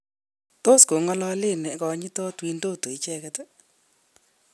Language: Kalenjin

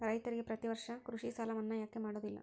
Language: Kannada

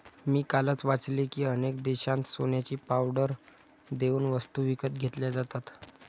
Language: Marathi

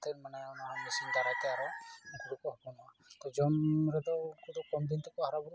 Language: Santali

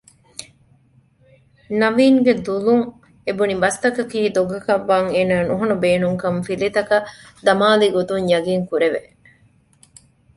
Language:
Divehi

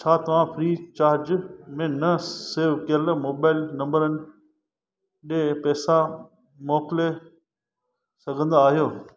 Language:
Sindhi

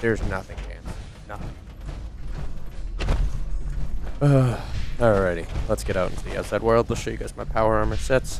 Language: English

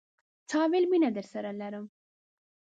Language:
Pashto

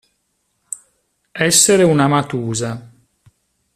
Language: Italian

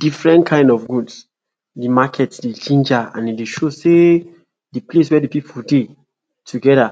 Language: Nigerian Pidgin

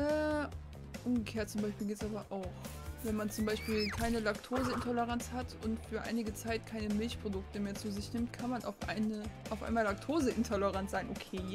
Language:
German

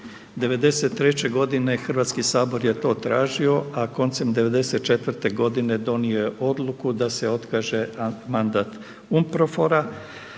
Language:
Croatian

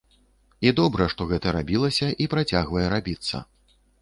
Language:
Belarusian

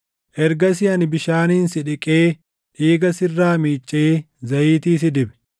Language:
Oromo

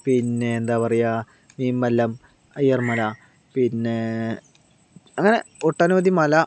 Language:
Malayalam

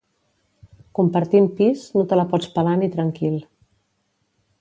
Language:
Catalan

